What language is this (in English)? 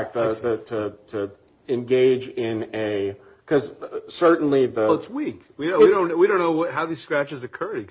English